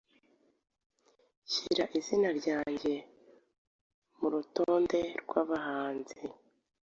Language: Kinyarwanda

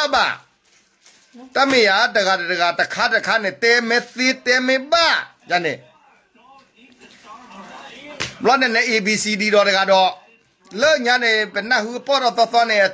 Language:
Thai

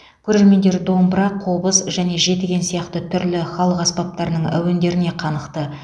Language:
Kazakh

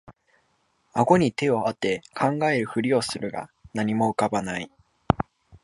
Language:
Japanese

